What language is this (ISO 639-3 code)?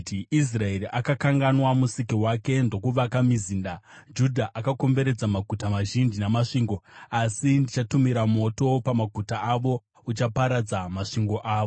sna